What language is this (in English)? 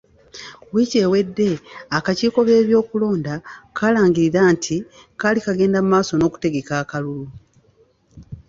Ganda